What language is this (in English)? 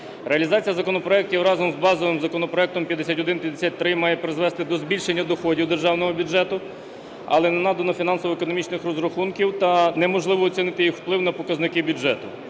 Ukrainian